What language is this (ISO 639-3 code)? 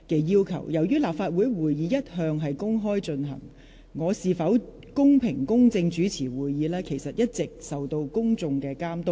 yue